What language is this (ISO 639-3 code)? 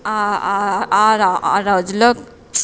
tel